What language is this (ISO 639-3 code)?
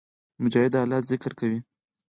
pus